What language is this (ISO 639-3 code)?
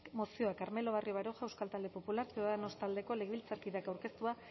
eus